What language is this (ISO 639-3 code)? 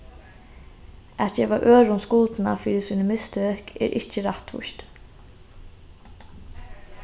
fao